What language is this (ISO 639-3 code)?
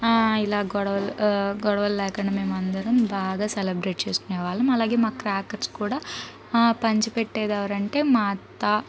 tel